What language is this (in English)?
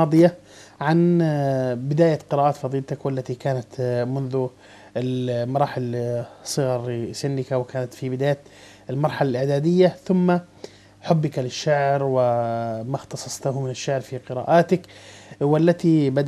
Arabic